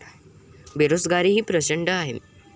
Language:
Marathi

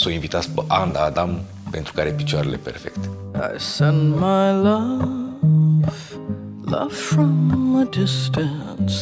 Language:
Romanian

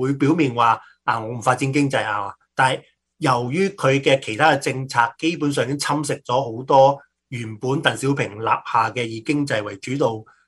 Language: Chinese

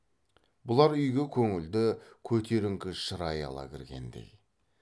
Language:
Kazakh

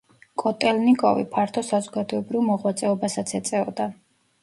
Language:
Georgian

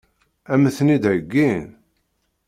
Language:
Kabyle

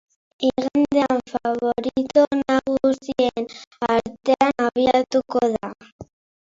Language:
Basque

